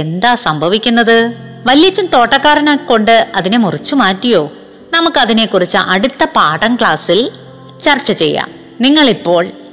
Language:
Malayalam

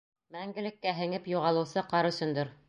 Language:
Bashkir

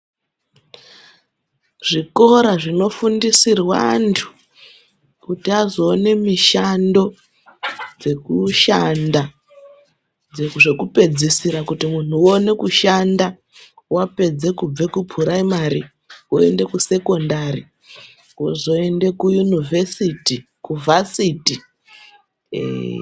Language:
Ndau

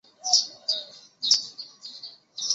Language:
Chinese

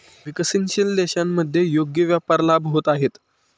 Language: Marathi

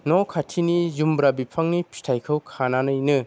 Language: Bodo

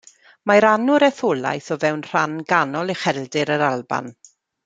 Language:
Welsh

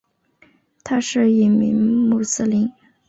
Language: Chinese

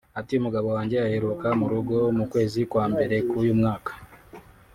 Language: Kinyarwanda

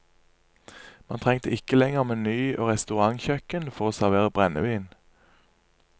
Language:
Norwegian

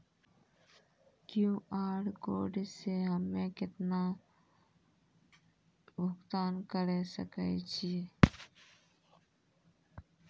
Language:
Maithili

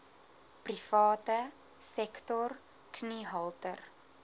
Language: Afrikaans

